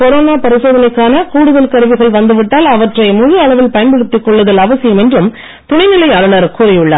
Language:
Tamil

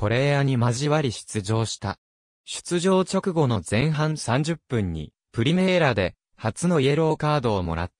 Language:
Japanese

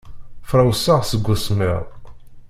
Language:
Kabyle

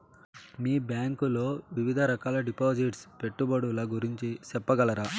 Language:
Telugu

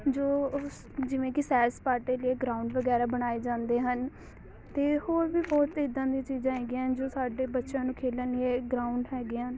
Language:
Punjabi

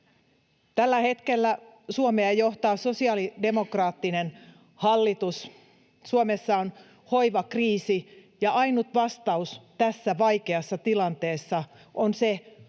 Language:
Finnish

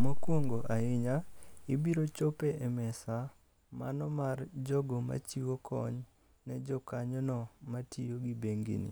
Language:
Luo (Kenya and Tanzania)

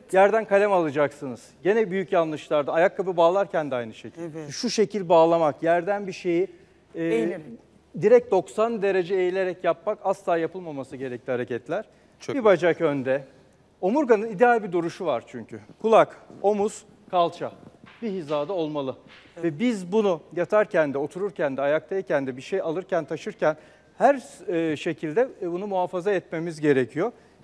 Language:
Turkish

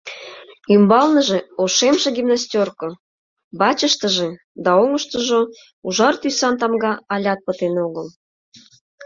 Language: Mari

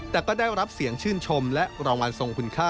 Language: Thai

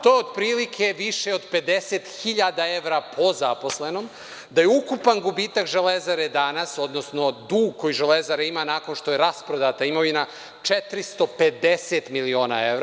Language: Serbian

